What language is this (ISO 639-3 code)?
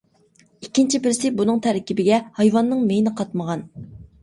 uig